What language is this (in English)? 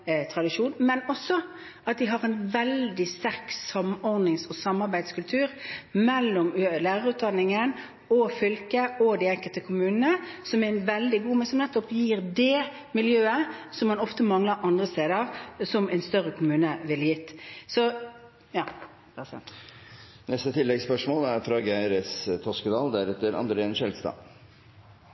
Norwegian